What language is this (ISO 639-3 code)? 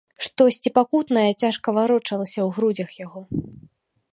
bel